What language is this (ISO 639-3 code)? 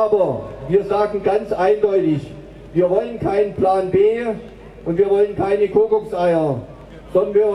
deu